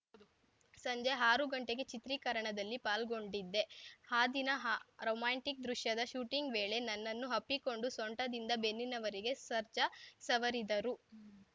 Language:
Kannada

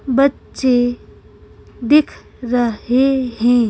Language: Hindi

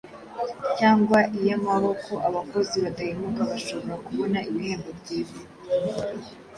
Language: Kinyarwanda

